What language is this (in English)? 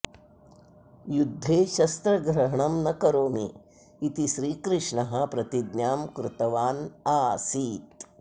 Sanskrit